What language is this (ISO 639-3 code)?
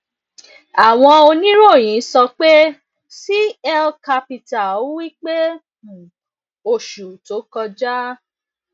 yor